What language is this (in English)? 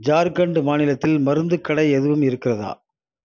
Tamil